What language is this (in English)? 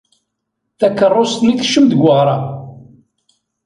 Kabyle